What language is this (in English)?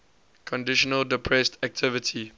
English